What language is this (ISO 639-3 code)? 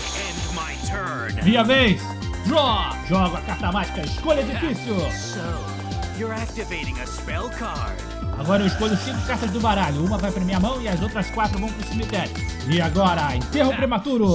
por